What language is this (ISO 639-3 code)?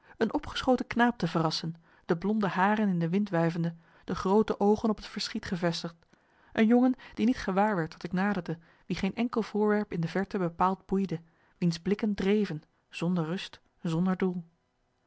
nld